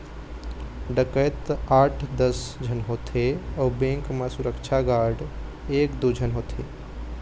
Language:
Chhattisgarhi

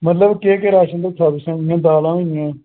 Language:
Dogri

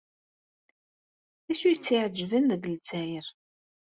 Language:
Kabyle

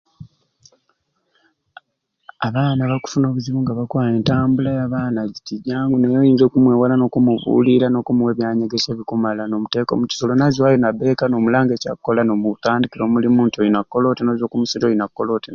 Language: Ruuli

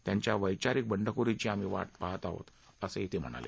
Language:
Marathi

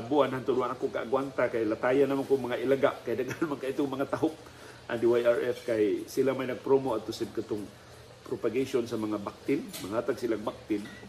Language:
Filipino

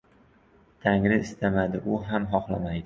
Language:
Uzbek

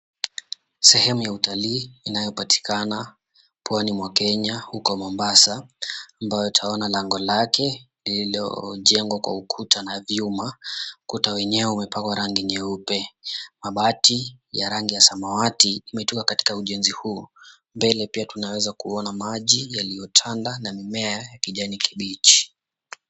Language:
Swahili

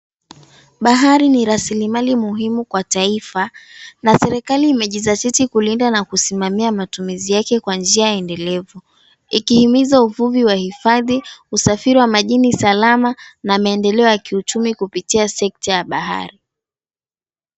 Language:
Swahili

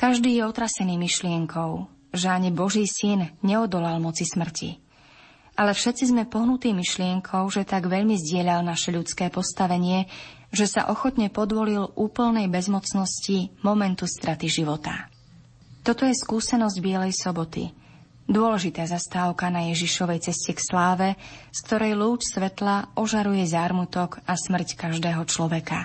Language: Slovak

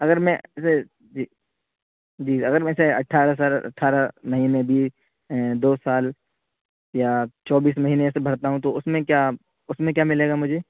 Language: Urdu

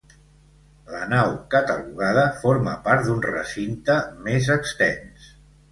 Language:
Catalan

